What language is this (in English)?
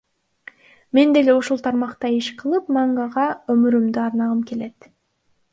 Kyrgyz